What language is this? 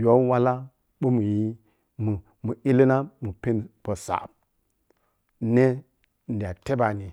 Piya-Kwonci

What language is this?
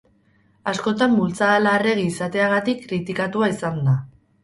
Basque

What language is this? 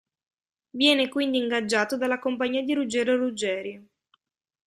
Italian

